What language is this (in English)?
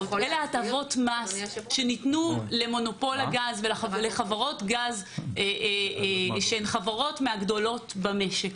Hebrew